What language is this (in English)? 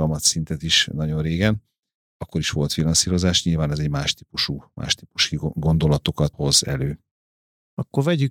Hungarian